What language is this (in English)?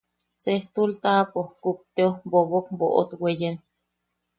Yaqui